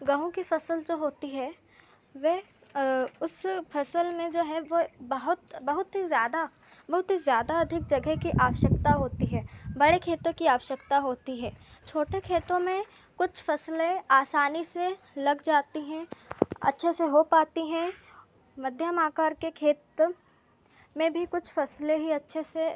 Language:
Hindi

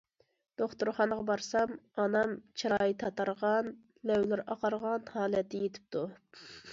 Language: Uyghur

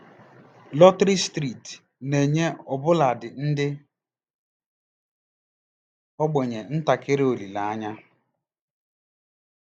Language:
Igbo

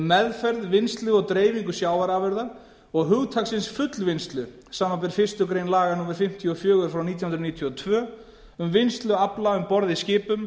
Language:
Icelandic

